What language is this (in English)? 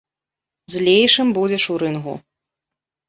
Belarusian